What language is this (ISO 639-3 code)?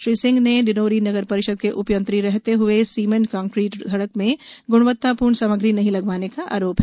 hin